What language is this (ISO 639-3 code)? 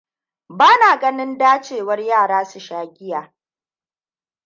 hau